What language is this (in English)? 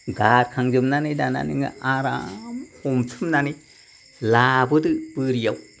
Bodo